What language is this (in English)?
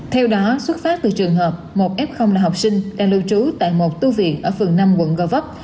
Vietnamese